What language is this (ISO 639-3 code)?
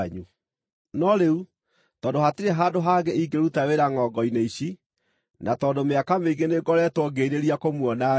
kik